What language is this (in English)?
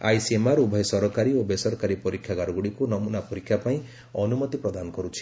Odia